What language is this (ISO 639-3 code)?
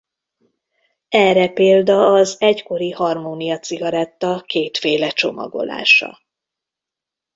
hun